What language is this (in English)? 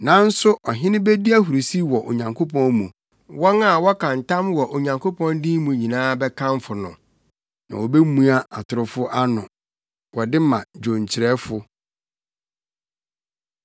Akan